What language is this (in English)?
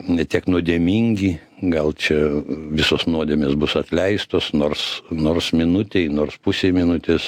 Lithuanian